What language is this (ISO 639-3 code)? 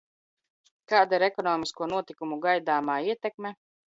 lav